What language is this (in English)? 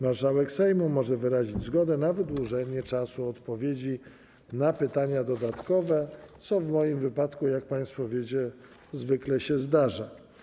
Polish